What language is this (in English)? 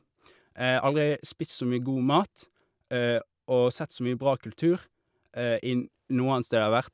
Norwegian